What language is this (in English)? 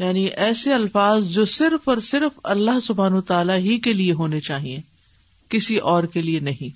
Urdu